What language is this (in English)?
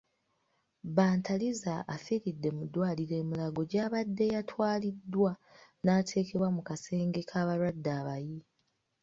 Ganda